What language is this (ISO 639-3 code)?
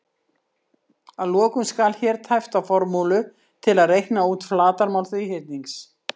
isl